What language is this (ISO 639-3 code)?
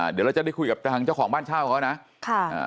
tha